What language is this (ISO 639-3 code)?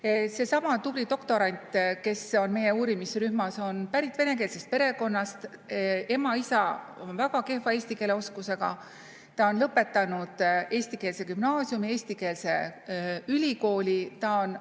est